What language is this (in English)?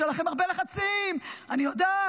Hebrew